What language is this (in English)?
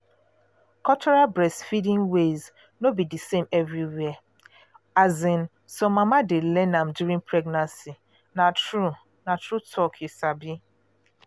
Nigerian Pidgin